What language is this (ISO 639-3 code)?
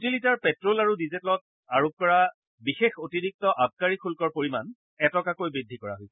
asm